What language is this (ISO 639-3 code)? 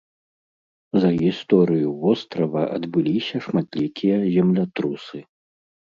bel